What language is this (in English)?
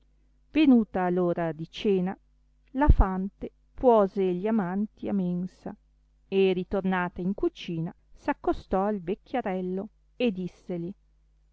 Italian